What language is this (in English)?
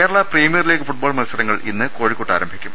Malayalam